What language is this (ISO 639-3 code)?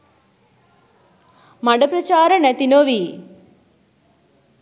sin